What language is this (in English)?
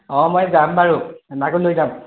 Assamese